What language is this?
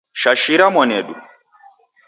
Taita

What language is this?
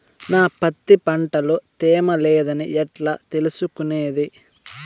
Telugu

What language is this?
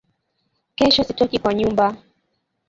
Swahili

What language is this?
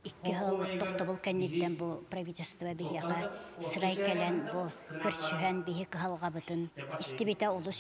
Turkish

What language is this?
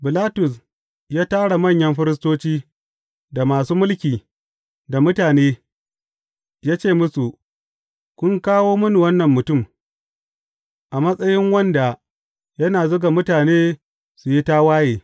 Hausa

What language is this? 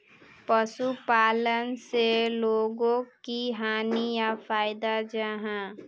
Magahi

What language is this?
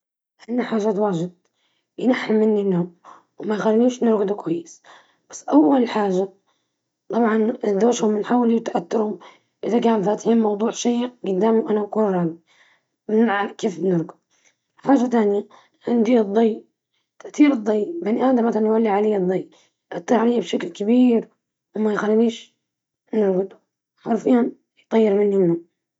Libyan Arabic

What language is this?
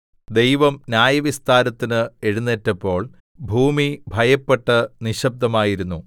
Malayalam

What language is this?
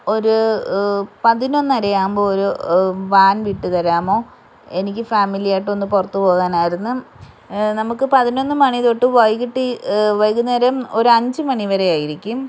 Malayalam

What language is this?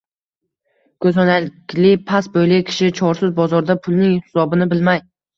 Uzbek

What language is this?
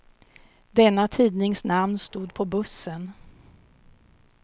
Swedish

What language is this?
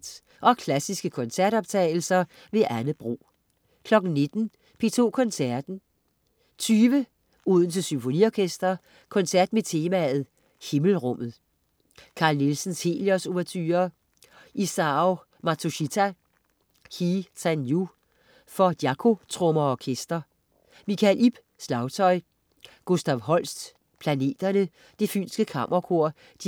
Danish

